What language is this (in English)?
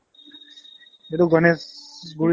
Assamese